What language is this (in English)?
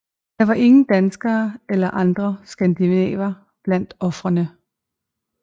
Danish